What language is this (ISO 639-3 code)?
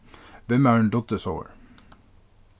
fao